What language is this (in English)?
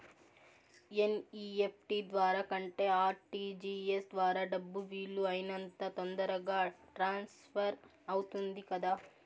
Telugu